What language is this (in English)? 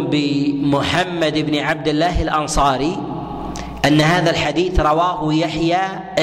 Arabic